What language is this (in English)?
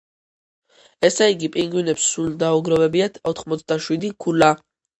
Georgian